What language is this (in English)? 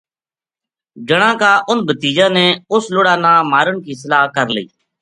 Gujari